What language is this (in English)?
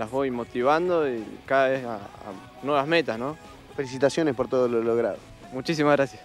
Spanish